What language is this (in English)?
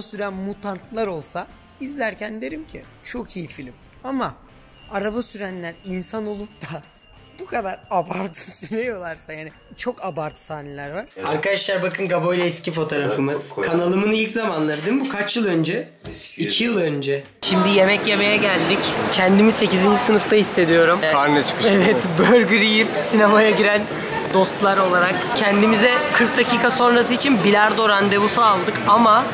Turkish